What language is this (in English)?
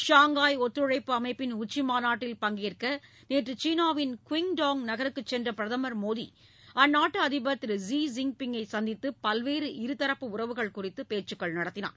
Tamil